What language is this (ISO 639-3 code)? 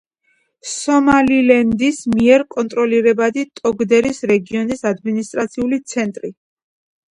kat